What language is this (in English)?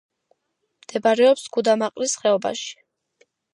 Georgian